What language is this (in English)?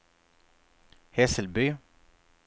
Swedish